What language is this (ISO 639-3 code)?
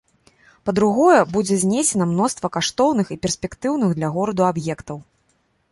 bel